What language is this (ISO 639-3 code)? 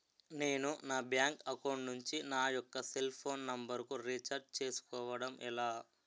tel